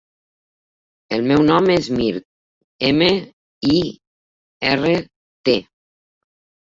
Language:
Catalan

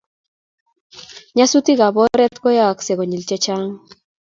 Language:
Kalenjin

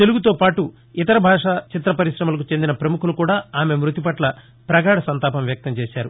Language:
Telugu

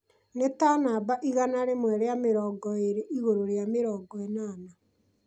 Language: Kikuyu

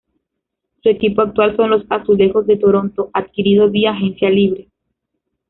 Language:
Spanish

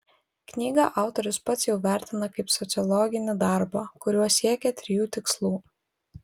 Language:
Lithuanian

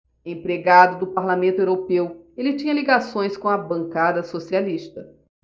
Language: Portuguese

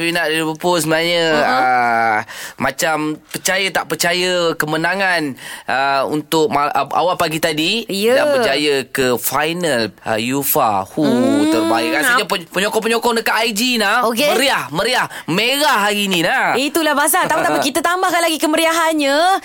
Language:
Malay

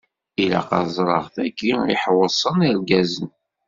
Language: Kabyle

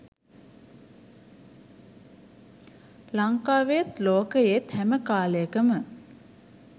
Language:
Sinhala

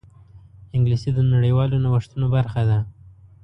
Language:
Pashto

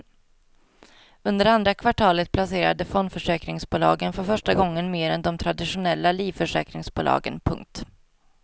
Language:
Swedish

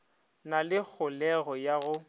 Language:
Northern Sotho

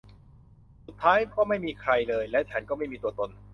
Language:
Thai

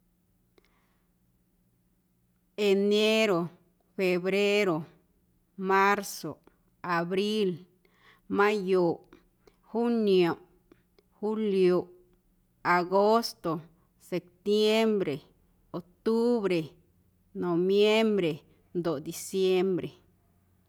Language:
Guerrero Amuzgo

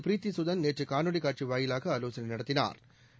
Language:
Tamil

